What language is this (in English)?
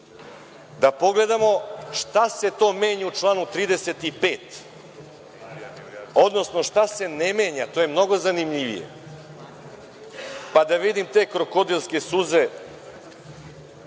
Serbian